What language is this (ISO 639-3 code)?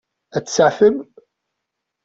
kab